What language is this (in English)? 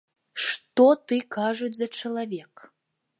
Belarusian